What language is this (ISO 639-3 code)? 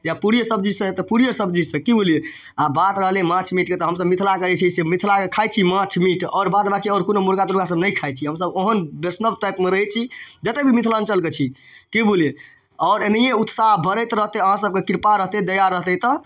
mai